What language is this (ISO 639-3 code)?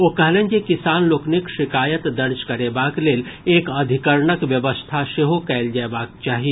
mai